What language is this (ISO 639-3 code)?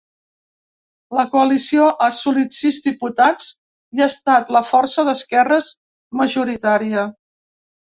cat